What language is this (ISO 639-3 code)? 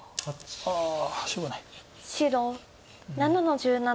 jpn